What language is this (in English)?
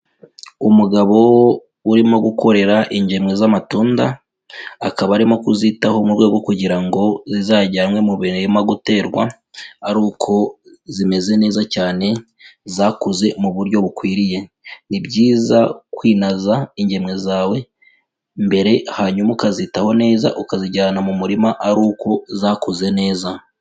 Kinyarwanda